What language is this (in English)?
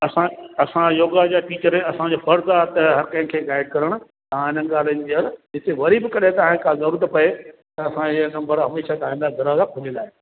Sindhi